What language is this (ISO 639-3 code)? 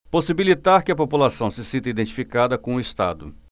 por